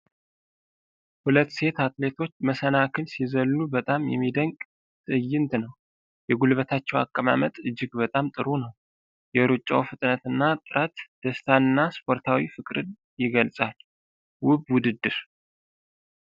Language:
Amharic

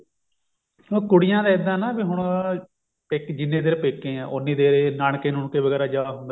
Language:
Punjabi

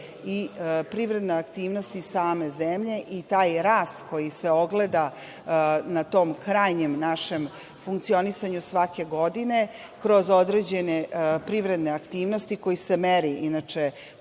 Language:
Serbian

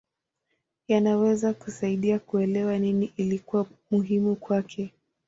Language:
Swahili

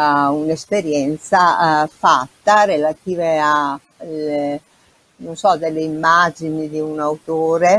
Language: Italian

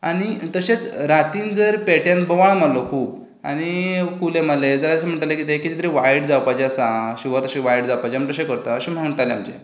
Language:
Konkani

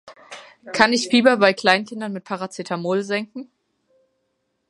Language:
German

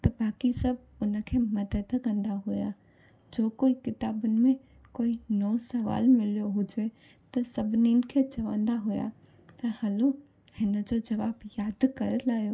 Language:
Sindhi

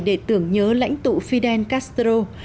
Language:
Vietnamese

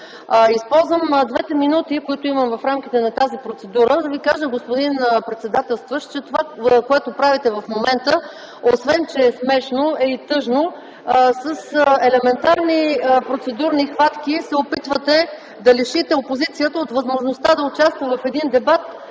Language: Bulgarian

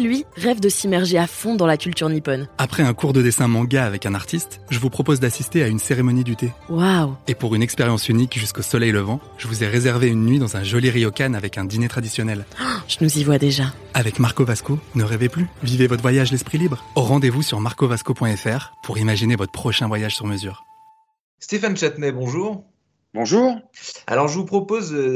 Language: French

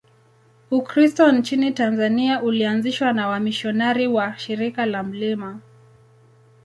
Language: Swahili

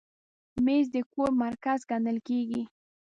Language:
Pashto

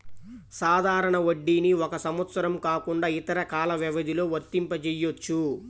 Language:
Telugu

